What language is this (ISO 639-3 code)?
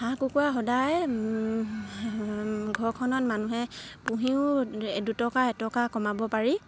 asm